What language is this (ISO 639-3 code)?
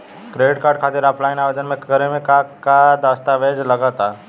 bho